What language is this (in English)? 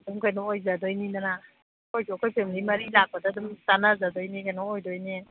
Manipuri